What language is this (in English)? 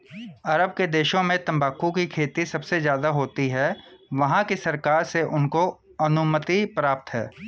Hindi